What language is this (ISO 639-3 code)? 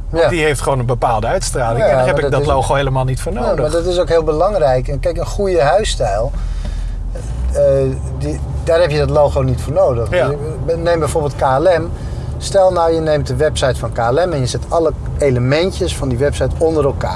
nld